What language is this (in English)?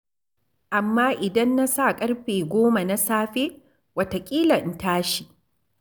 Hausa